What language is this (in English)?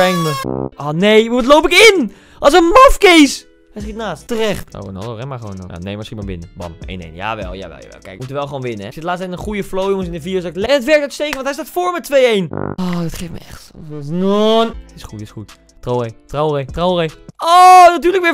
Dutch